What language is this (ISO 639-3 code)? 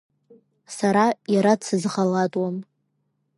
abk